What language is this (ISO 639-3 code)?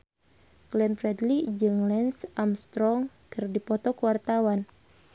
sun